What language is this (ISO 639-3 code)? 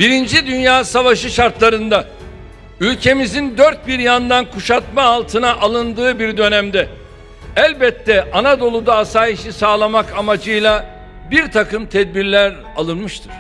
tur